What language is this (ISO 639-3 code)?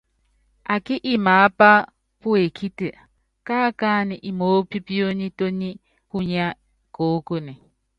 yav